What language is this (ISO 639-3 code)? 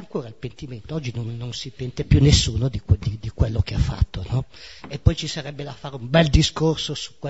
ita